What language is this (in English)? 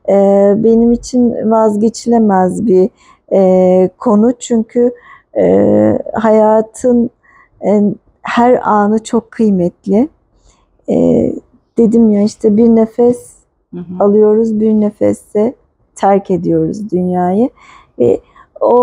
Turkish